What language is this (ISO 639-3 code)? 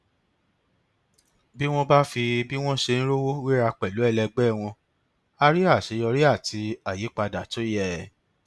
yor